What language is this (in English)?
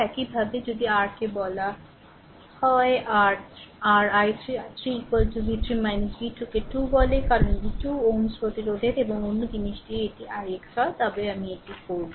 Bangla